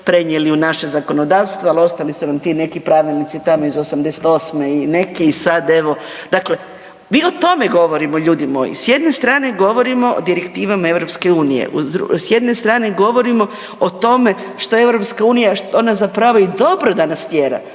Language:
Croatian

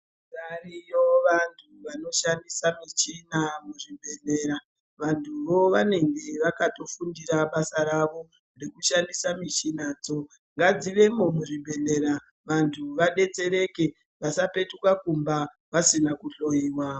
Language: Ndau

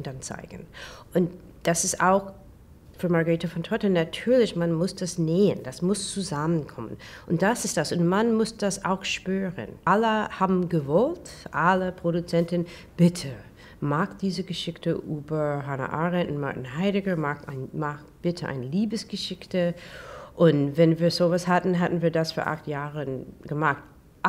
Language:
German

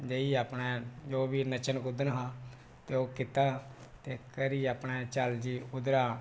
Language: Dogri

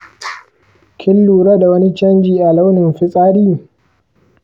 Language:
Hausa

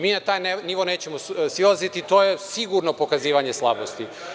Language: Serbian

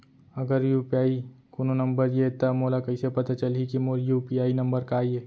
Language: Chhattisgarhi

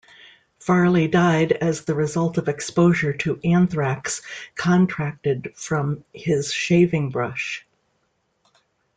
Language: English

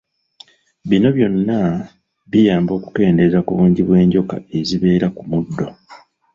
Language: Ganda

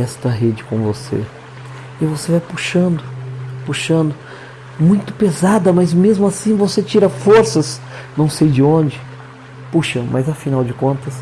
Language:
Portuguese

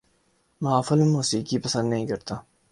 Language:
Urdu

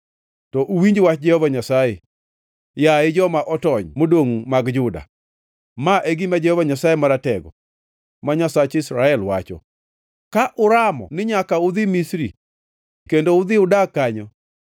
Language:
Luo (Kenya and Tanzania)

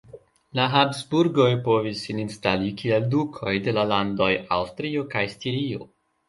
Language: Esperanto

